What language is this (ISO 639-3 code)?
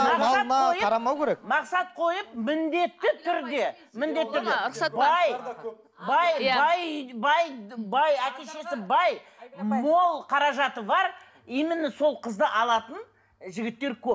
kaz